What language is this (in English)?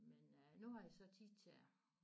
Danish